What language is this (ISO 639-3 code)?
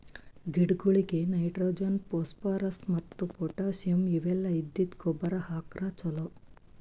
kan